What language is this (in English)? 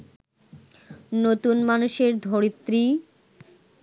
Bangla